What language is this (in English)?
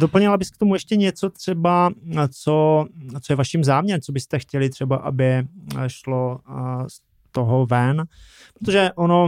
Czech